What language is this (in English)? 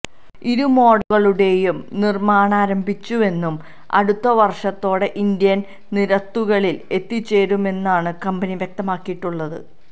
Malayalam